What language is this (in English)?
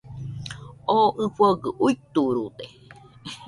Nüpode Huitoto